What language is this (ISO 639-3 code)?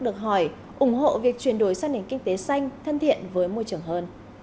vie